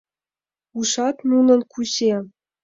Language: Mari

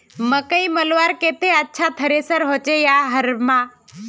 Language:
Magahi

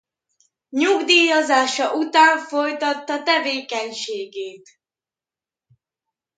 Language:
Hungarian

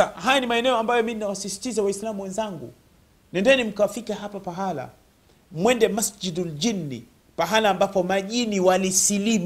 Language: Swahili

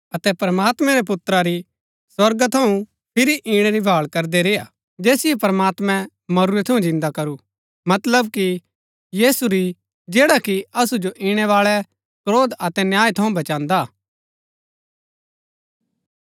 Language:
Gaddi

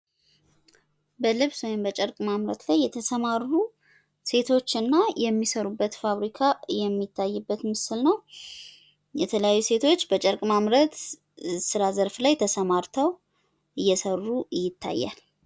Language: Amharic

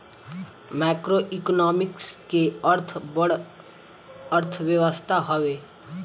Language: Bhojpuri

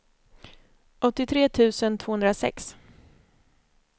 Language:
Swedish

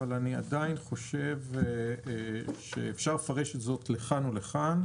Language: Hebrew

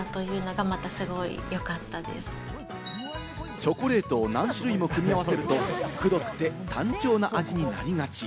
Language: Japanese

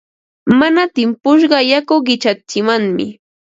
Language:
Ambo-Pasco Quechua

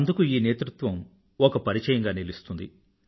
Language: Telugu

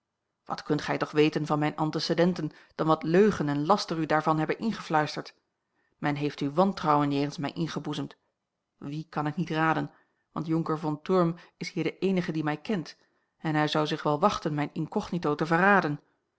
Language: Dutch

